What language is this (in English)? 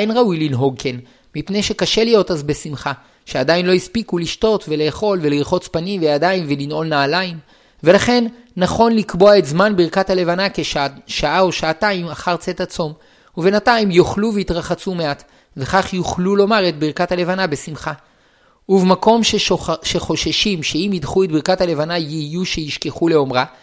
Hebrew